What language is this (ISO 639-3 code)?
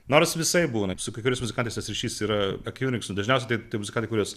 lit